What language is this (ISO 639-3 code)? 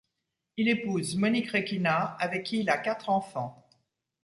fra